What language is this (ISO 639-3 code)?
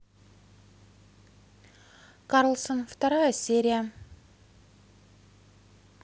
rus